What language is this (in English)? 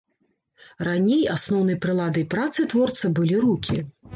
Belarusian